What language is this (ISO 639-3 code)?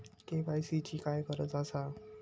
mar